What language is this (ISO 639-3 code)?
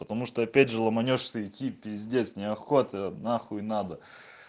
rus